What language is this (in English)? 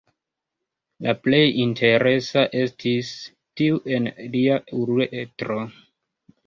Esperanto